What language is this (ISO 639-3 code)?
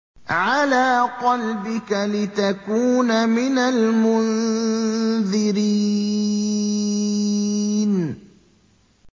ara